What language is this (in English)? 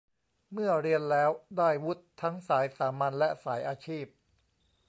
Thai